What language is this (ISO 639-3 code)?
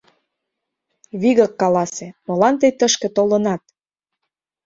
chm